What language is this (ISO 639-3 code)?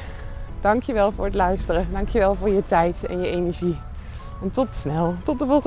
nld